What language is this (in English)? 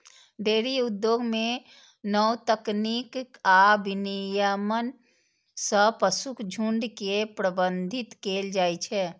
Maithili